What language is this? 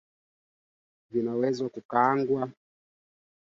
Swahili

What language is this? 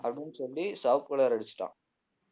Tamil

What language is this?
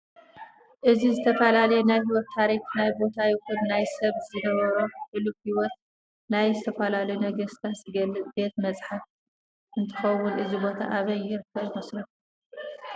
Tigrinya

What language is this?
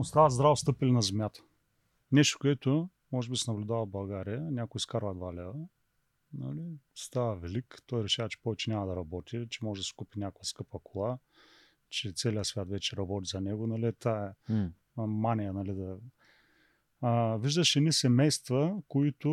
Bulgarian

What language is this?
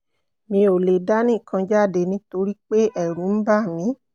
Yoruba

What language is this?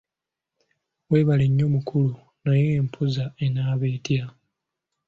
Ganda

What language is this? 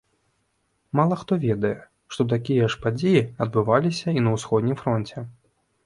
Belarusian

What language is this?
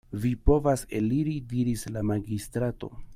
Esperanto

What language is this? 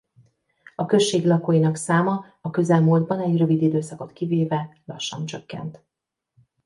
Hungarian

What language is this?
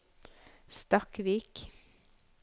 Norwegian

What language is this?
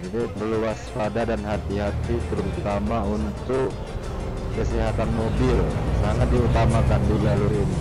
Indonesian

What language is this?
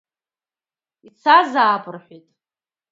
Abkhazian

